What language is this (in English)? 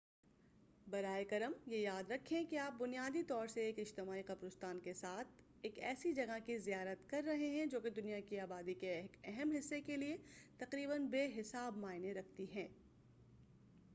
Urdu